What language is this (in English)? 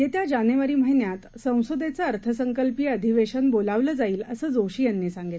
Marathi